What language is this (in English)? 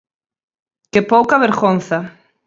Galician